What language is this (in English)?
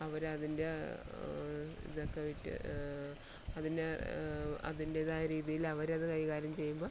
Malayalam